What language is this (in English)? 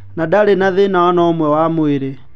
Kikuyu